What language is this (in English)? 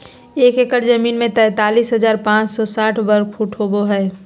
Magahi